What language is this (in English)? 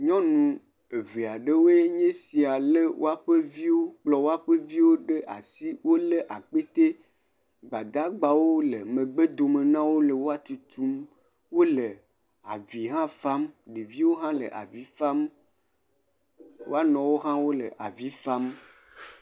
Ewe